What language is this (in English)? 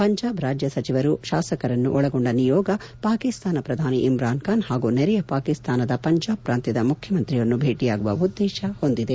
Kannada